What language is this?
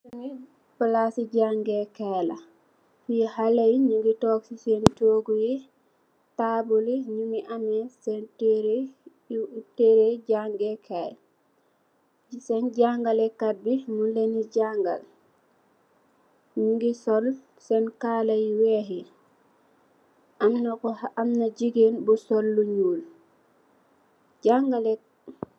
Wolof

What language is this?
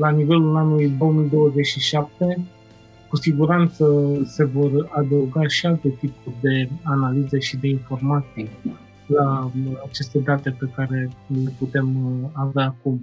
Romanian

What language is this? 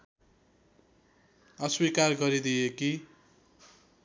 Nepali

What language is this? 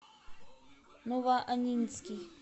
Russian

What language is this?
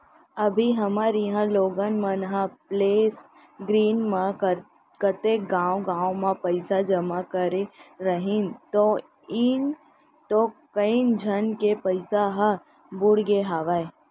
Chhattisgarhi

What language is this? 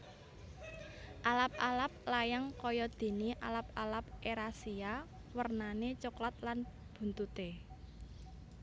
Javanese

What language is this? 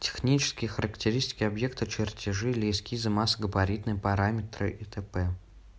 Russian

